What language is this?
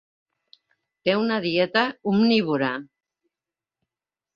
Catalan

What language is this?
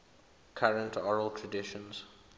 English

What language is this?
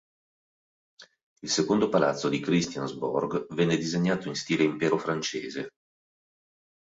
Italian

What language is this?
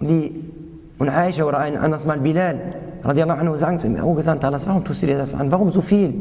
German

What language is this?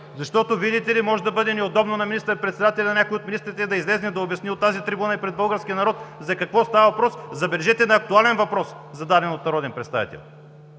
Bulgarian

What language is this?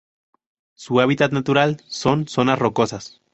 Spanish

